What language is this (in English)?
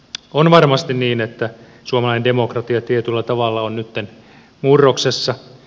Finnish